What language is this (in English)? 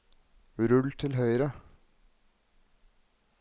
Norwegian